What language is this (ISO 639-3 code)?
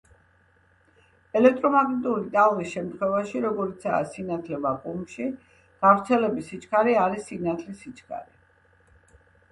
kat